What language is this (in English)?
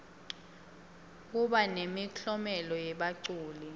Swati